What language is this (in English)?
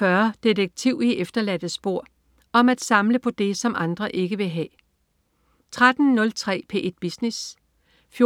Danish